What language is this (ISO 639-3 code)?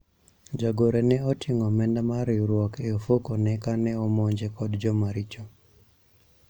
luo